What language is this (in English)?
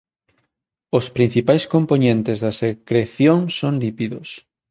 Galician